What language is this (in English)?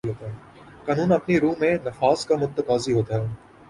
Urdu